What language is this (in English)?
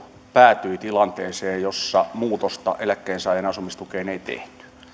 Finnish